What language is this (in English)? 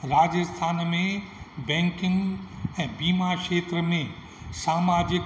Sindhi